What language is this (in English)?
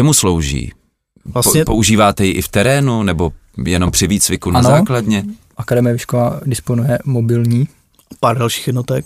Czech